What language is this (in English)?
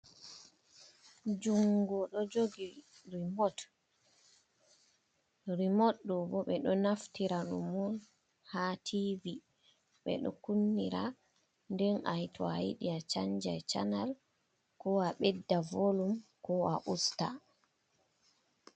Fula